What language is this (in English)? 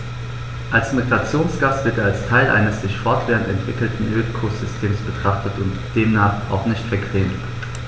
German